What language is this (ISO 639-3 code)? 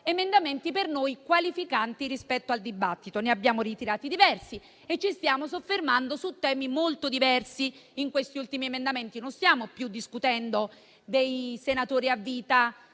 ita